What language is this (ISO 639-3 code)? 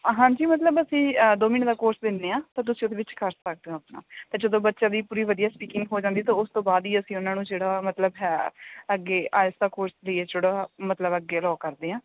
pan